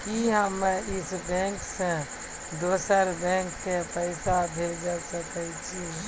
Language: Maithili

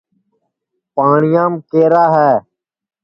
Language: Sansi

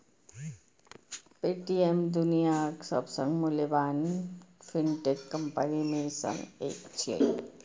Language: Maithili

